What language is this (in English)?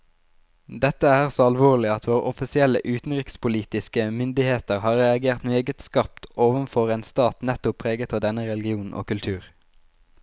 Norwegian